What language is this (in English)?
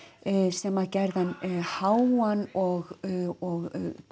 Icelandic